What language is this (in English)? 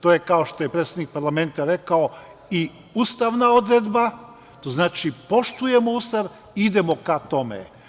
Serbian